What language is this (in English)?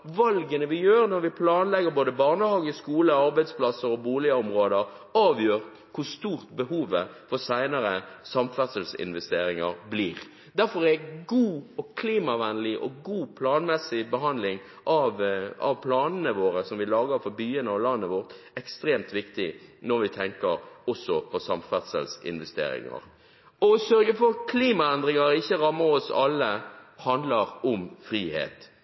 Norwegian Bokmål